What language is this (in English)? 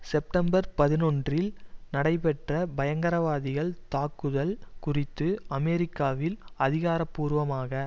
Tamil